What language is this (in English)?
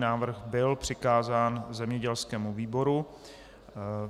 Czech